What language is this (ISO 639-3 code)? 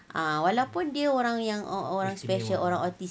eng